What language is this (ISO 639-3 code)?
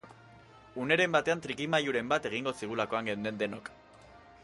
eus